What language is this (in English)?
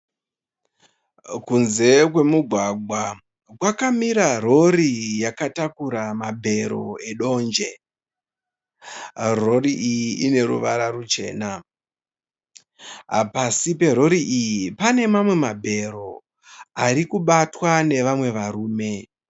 Shona